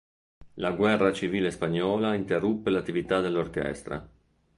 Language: Italian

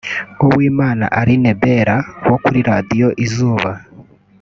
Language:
Kinyarwanda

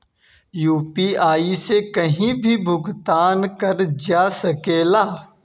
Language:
Bhojpuri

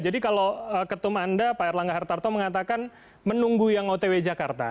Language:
Indonesian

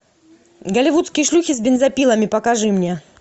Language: Russian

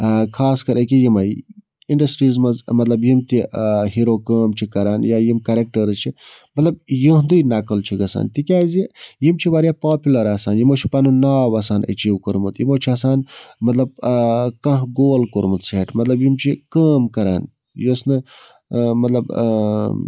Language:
Kashmiri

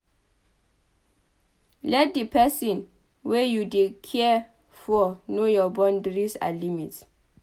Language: Nigerian Pidgin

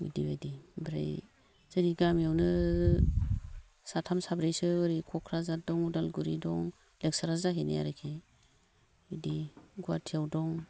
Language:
Bodo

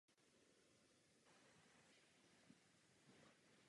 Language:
Czech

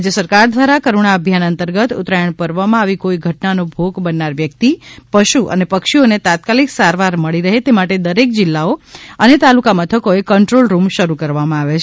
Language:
Gujarati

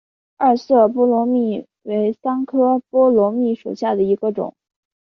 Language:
Chinese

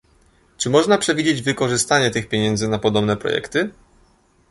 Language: Polish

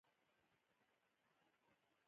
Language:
Pashto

